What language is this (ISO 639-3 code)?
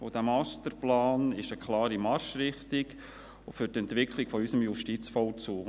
gsw